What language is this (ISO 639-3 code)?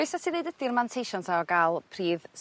cym